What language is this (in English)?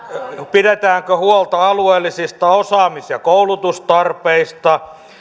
Finnish